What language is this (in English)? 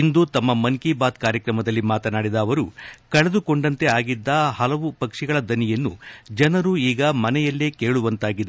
Kannada